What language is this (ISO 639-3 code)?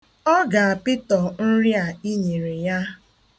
ibo